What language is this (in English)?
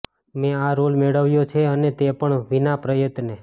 Gujarati